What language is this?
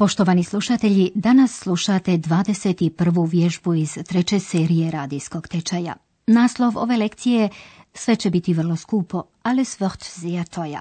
Croatian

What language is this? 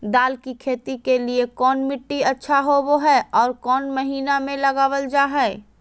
Magahi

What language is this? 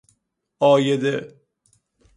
Persian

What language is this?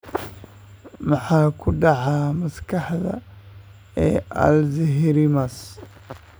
Somali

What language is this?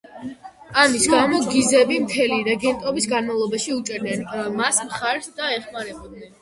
Georgian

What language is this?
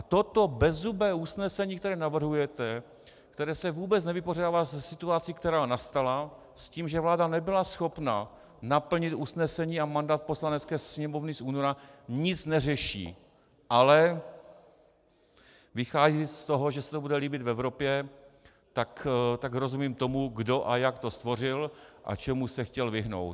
Czech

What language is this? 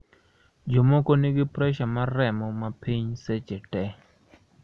Luo (Kenya and Tanzania)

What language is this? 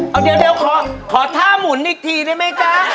Thai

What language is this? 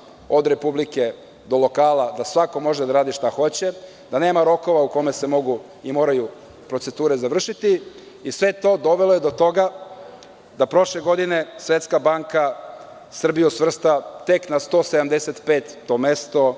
Serbian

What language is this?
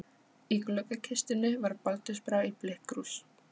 Icelandic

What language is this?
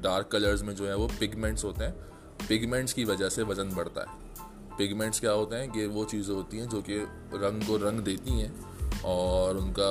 Urdu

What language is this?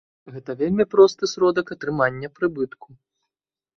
Belarusian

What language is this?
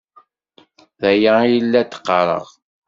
Kabyle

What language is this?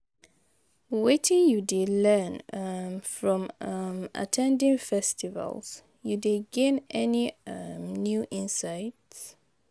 Nigerian Pidgin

